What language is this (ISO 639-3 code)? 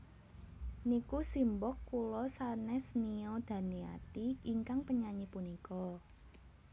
jav